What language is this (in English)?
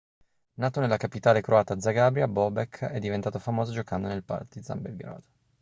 Italian